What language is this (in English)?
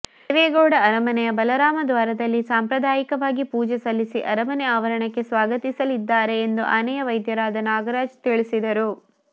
Kannada